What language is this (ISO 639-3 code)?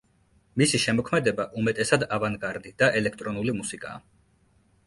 kat